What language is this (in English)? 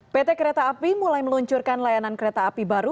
Indonesian